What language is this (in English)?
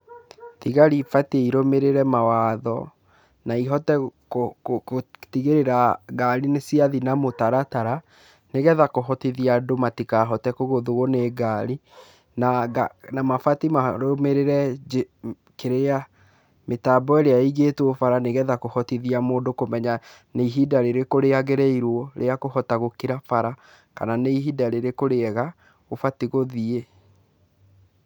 Kikuyu